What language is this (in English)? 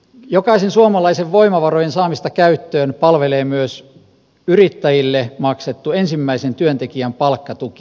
Finnish